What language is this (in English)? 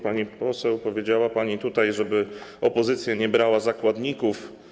Polish